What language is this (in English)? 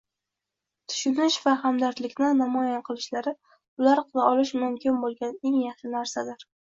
Uzbek